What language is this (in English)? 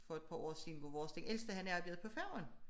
Danish